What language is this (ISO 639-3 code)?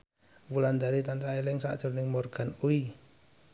jav